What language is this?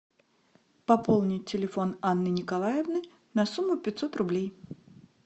Russian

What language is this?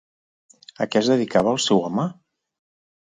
Catalan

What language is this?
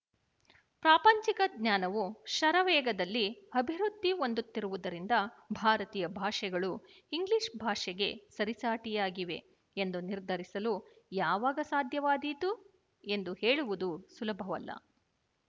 Kannada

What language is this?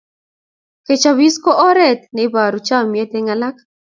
Kalenjin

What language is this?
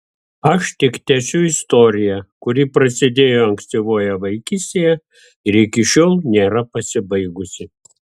Lithuanian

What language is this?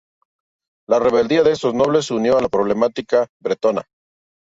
Spanish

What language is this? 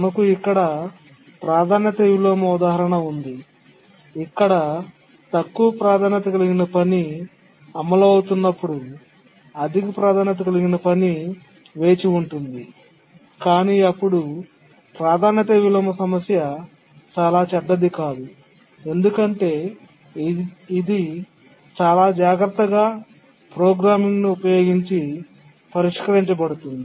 Telugu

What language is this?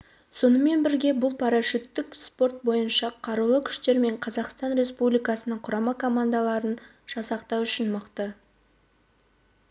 Kazakh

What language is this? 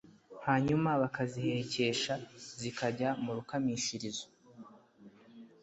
Kinyarwanda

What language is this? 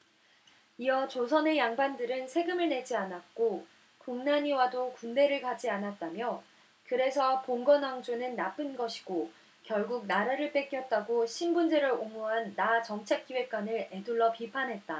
Korean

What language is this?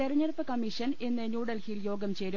Malayalam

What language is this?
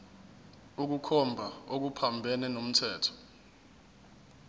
Zulu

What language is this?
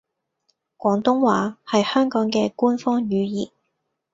Cantonese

